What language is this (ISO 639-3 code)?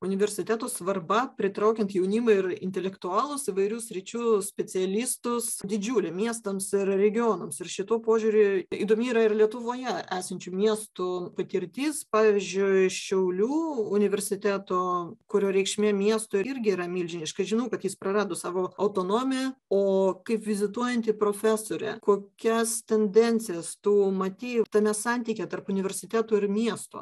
lit